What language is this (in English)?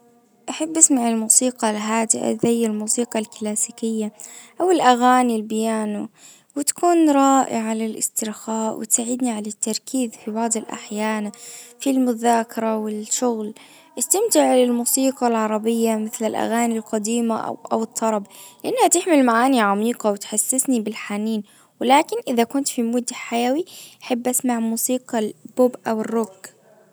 Najdi Arabic